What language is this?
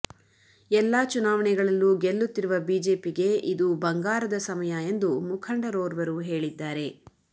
Kannada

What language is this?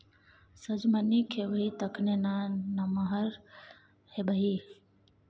Maithili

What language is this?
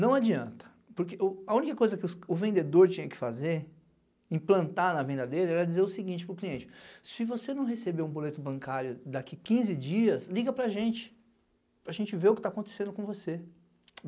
Portuguese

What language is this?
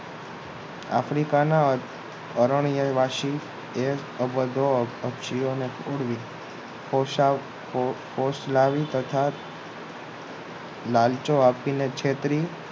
Gujarati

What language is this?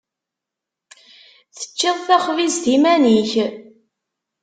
Kabyle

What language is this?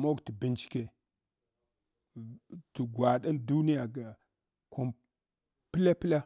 Hwana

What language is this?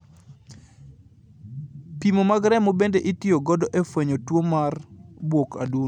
Luo (Kenya and Tanzania)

